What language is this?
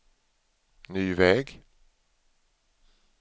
Swedish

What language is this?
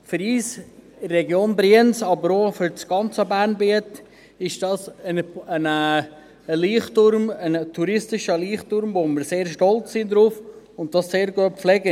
Swiss German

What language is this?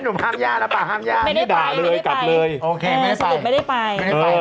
Thai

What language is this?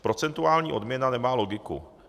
Czech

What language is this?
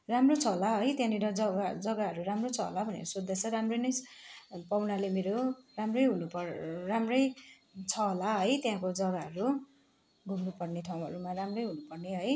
Nepali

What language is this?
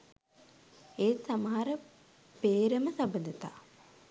Sinhala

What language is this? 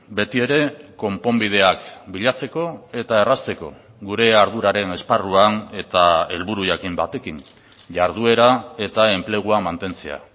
Basque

